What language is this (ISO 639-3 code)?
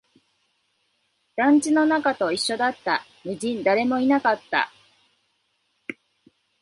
jpn